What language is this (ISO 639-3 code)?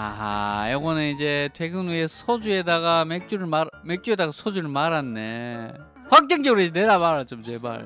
kor